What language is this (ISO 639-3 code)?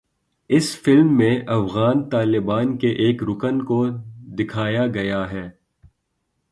urd